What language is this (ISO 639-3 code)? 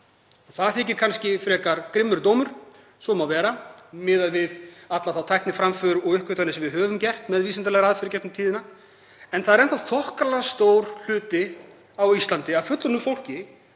isl